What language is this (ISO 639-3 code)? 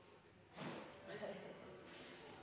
nno